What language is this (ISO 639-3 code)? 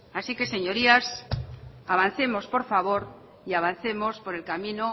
spa